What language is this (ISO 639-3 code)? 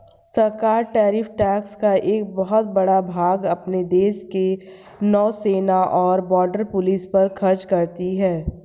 hin